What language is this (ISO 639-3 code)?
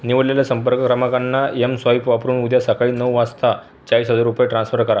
mar